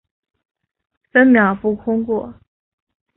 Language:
Chinese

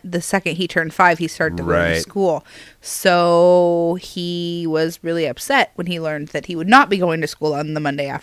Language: English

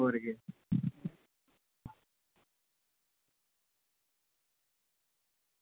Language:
Dogri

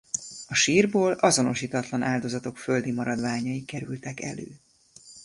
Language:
Hungarian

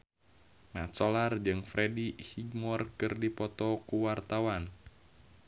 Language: Sundanese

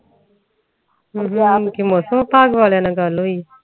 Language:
Punjabi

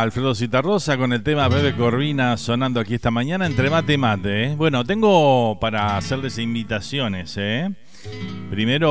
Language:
Spanish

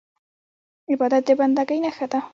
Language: Pashto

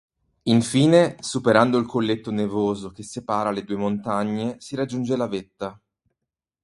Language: Italian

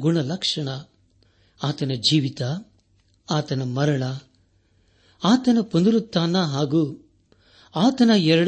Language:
Kannada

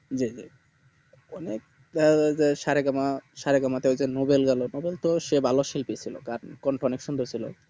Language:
Bangla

